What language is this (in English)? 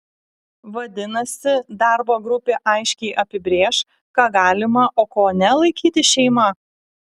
Lithuanian